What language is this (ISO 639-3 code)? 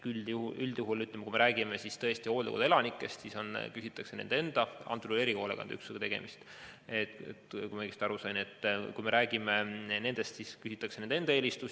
est